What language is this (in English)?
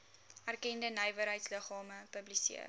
Afrikaans